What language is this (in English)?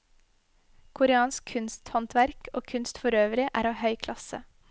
Norwegian